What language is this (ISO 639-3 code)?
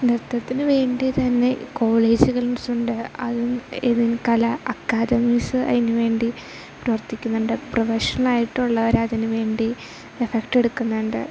mal